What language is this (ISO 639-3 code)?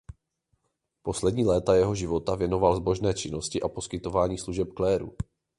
ces